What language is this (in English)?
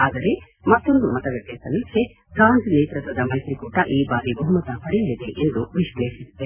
Kannada